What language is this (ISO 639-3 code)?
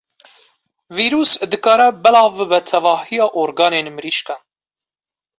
kur